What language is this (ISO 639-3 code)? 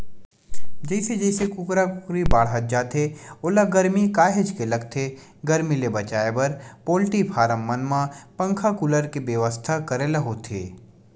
hne